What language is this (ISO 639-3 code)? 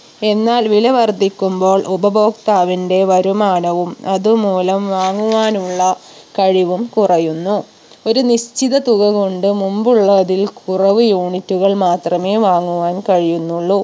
mal